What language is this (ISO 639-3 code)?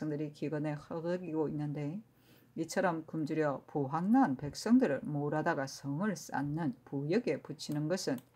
kor